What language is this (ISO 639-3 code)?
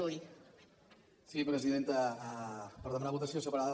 cat